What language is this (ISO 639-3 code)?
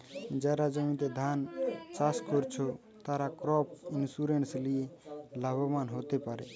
ben